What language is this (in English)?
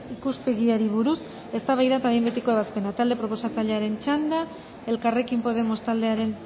Basque